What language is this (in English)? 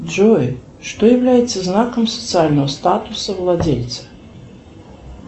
Russian